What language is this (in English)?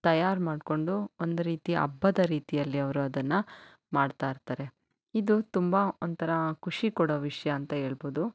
Kannada